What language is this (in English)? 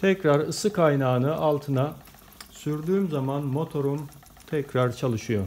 Turkish